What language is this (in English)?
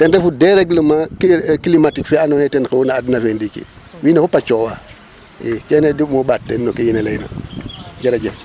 Serer